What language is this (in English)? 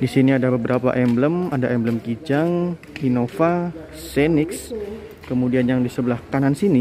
Indonesian